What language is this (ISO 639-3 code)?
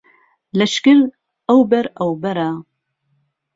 ckb